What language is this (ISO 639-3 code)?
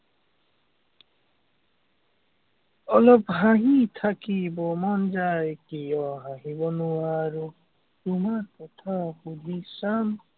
asm